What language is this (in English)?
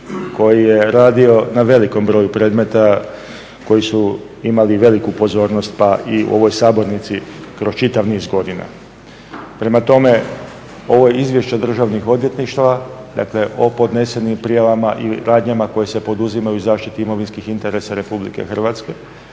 Croatian